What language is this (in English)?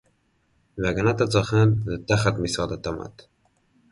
Hebrew